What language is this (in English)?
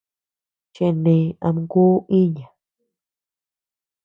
Tepeuxila Cuicatec